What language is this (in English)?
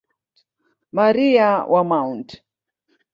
Swahili